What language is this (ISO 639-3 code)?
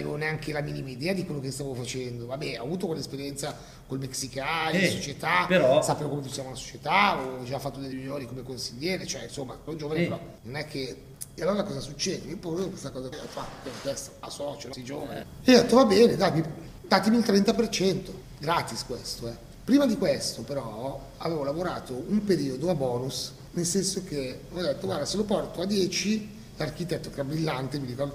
ita